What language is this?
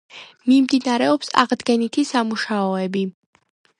Georgian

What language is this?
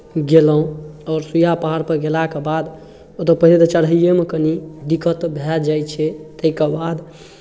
Maithili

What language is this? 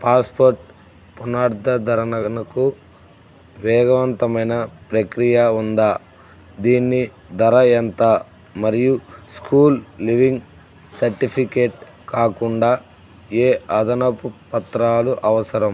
Telugu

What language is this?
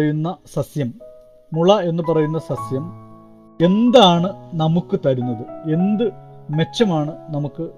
Malayalam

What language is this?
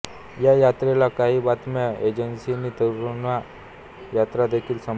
Marathi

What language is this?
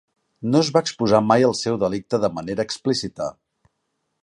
Catalan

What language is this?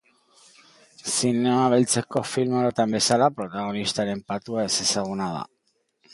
Basque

